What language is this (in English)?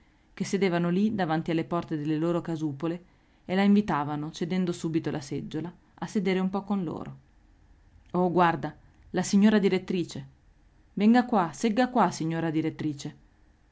Italian